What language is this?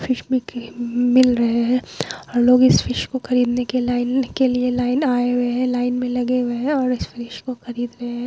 Hindi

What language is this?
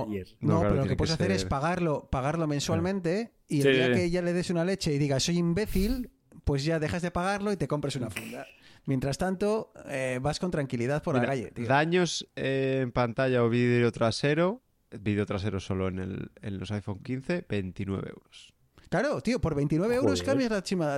Spanish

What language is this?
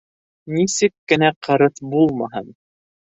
Bashkir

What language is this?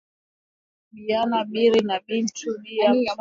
Swahili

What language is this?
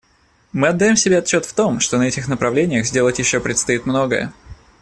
Russian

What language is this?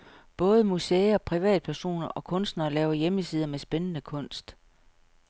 Danish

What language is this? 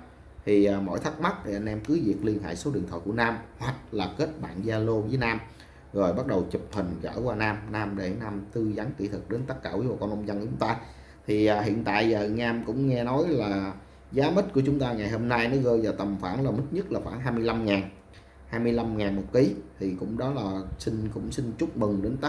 Vietnamese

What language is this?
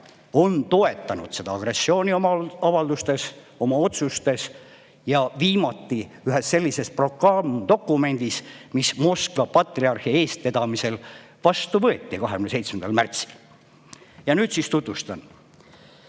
Estonian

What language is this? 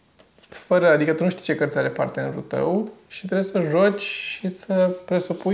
Romanian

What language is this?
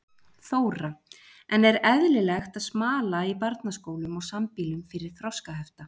Icelandic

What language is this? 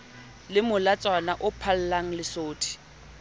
Southern Sotho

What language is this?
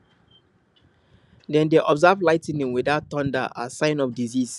Nigerian Pidgin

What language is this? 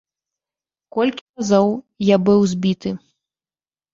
Belarusian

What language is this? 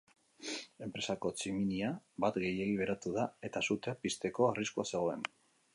Basque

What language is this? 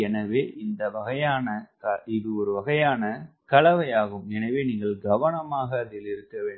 Tamil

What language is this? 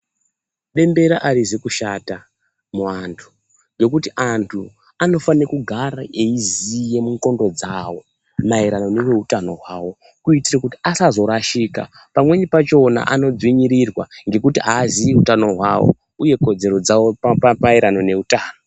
Ndau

